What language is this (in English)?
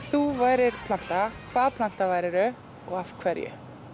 Icelandic